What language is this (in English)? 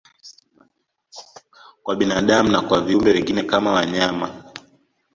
Swahili